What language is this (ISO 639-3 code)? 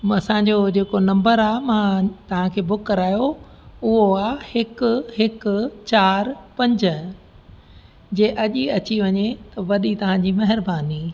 snd